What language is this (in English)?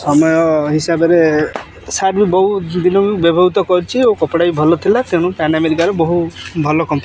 Odia